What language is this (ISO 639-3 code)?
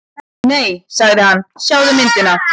isl